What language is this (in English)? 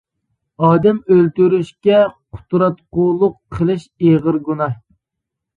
Uyghur